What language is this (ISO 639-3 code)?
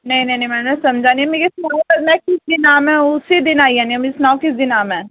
doi